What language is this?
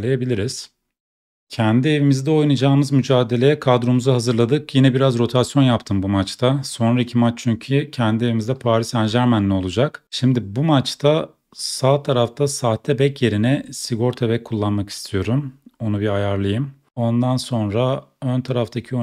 Turkish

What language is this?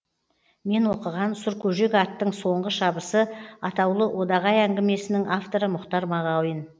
Kazakh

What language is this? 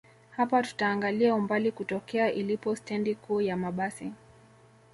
Swahili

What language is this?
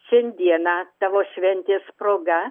Lithuanian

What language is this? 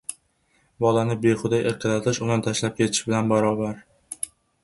Uzbek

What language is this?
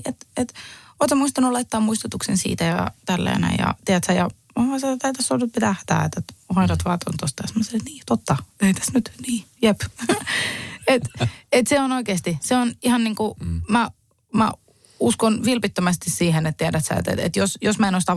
Finnish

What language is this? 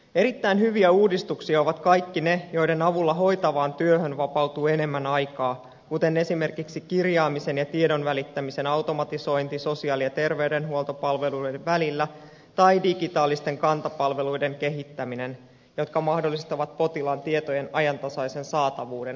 Finnish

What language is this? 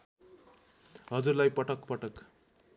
Nepali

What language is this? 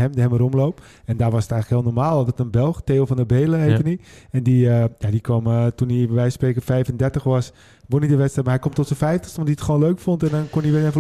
Dutch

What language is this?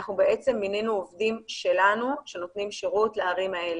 Hebrew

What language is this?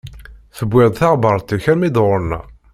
Kabyle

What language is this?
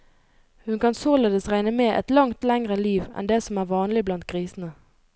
Norwegian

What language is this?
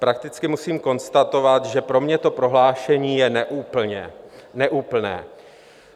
Czech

